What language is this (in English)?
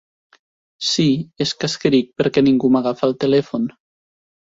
Catalan